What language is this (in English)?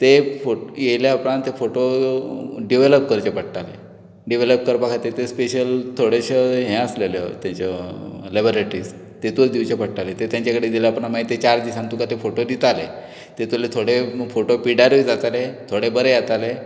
Konkani